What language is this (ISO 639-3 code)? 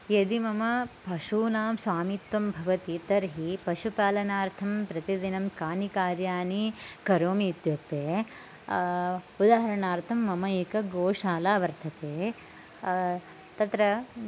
san